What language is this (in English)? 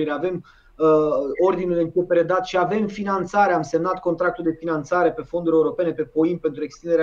Romanian